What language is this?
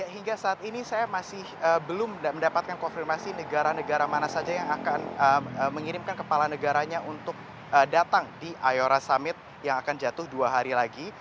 Indonesian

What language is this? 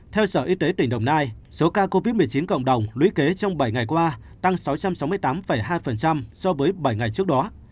Vietnamese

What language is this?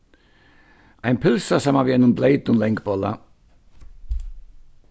Faroese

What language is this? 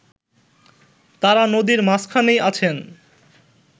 Bangla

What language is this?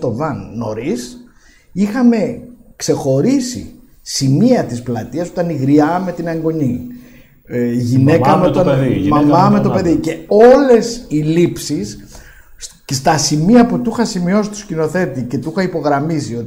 Greek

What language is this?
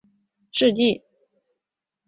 Chinese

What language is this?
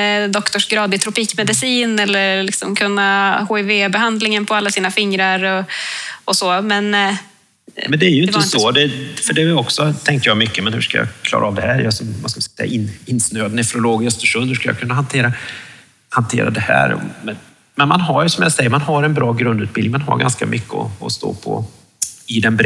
Swedish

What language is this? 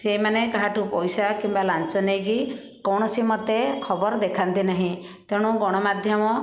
Odia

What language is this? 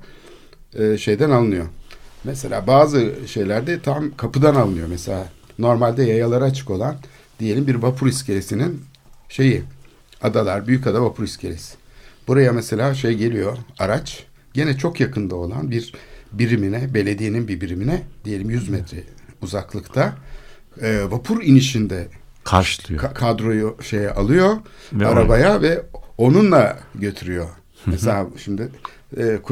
Turkish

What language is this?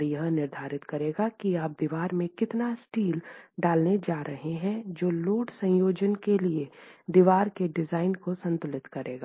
Hindi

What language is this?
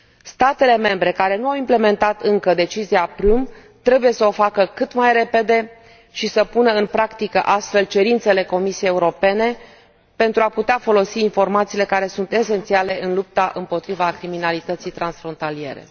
Romanian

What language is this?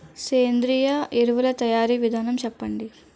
Telugu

